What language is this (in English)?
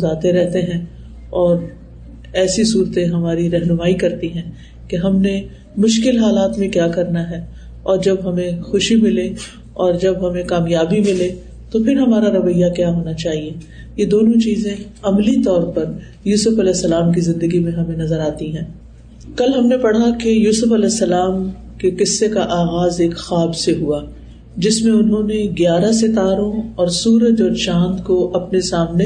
Urdu